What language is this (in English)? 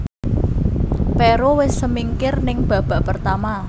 Javanese